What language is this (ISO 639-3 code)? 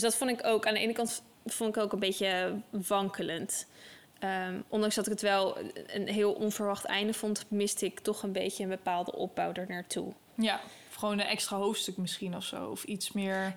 nld